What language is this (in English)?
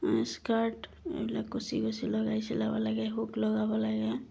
Assamese